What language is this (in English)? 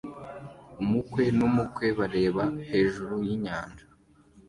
Kinyarwanda